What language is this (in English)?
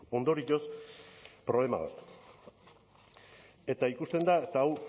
Basque